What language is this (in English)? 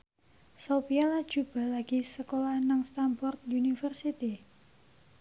Javanese